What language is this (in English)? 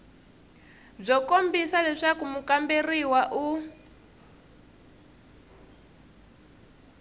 Tsonga